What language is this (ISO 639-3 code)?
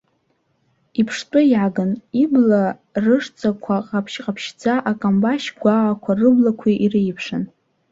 abk